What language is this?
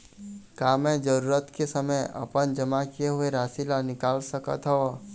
Chhattisgarhi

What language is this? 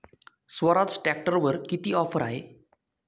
Marathi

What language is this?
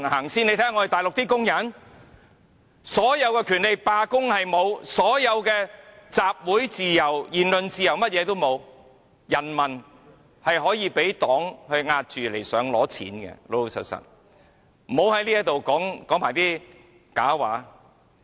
Cantonese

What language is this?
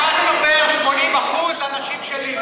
Hebrew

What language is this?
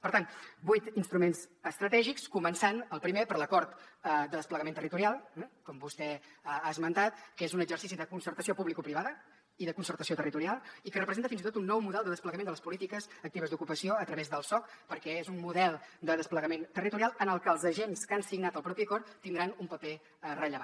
Catalan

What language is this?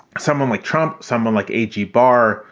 English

